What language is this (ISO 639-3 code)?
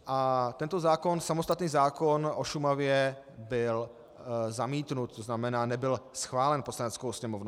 ces